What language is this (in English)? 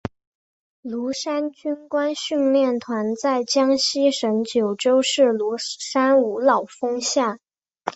Chinese